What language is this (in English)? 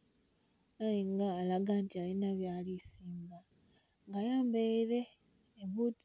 Soga